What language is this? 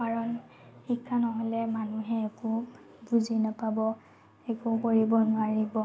Assamese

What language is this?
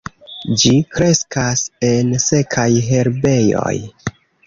Esperanto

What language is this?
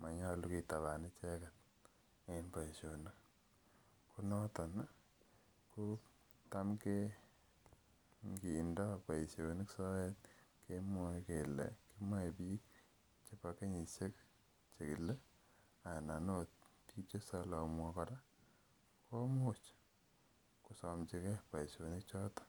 Kalenjin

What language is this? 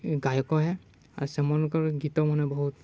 Odia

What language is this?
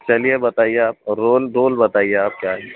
Urdu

